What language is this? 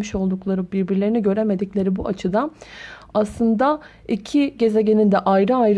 Turkish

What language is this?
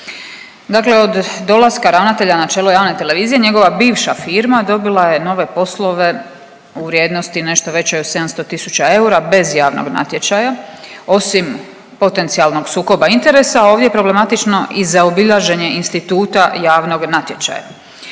Croatian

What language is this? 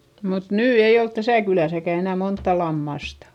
Finnish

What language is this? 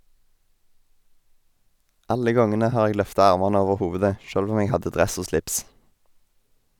Norwegian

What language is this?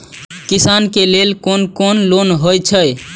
Maithili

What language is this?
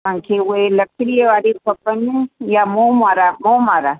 Sindhi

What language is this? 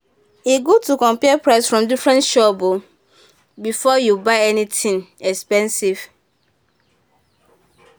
Nigerian Pidgin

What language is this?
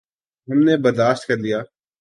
Urdu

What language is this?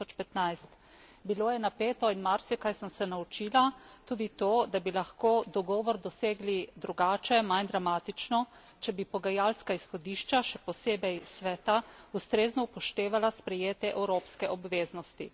Slovenian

